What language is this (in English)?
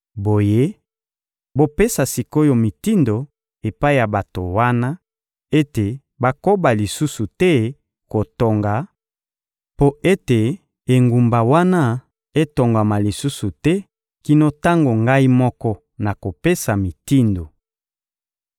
Lingala